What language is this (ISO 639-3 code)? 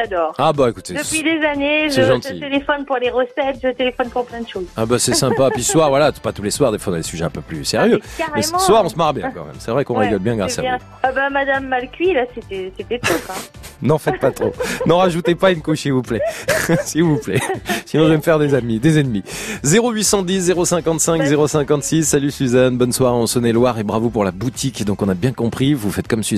fra